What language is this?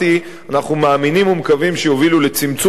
Hebrew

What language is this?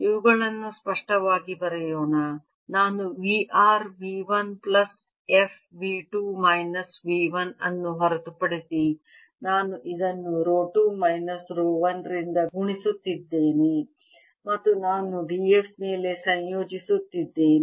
Kannada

